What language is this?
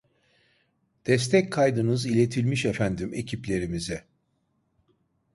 Turkish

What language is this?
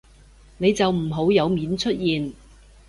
Cantonese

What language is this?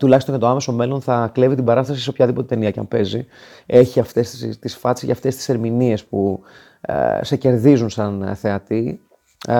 Greek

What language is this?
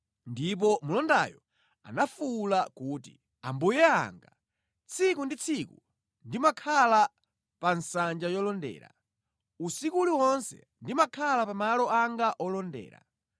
Nyanja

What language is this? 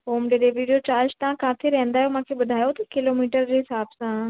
Sindhi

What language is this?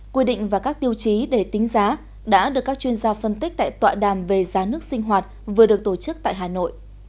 Vietnamese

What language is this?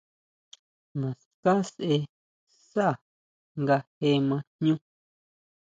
Huautla Mazatec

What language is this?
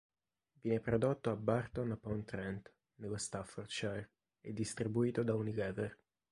Italian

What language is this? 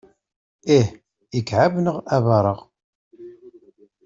Kabyle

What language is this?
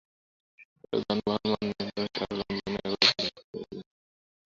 Bangla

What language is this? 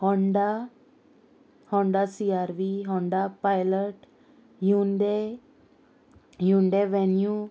Konkani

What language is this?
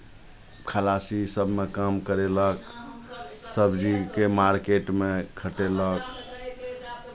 Maithili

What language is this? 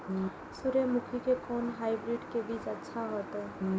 Maithili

